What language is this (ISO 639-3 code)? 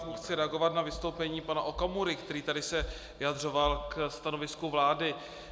ces